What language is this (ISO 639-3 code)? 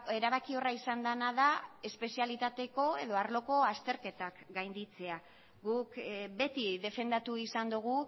eus